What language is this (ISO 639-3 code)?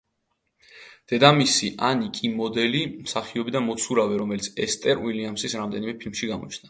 kat